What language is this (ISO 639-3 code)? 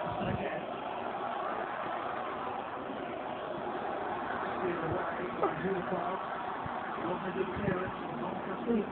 tha